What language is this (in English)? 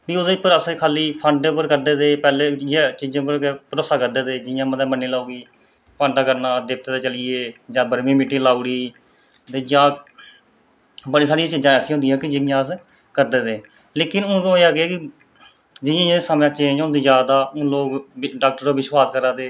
Dogri